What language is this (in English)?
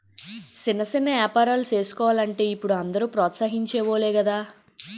Telugu